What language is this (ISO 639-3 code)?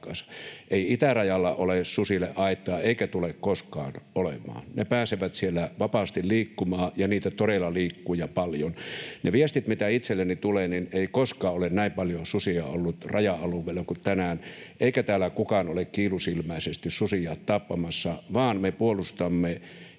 fin